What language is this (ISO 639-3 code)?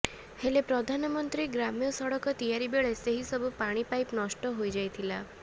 ori